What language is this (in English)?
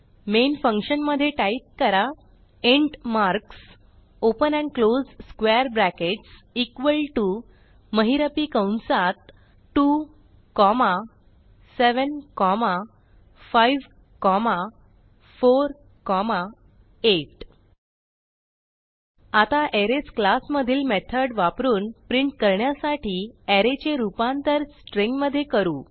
Marathi